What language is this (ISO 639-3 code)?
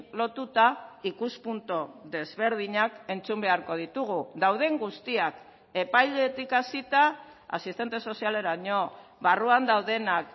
eus